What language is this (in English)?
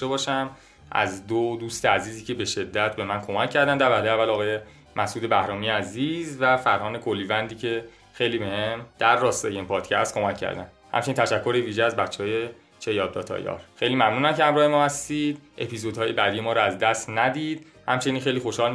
Persian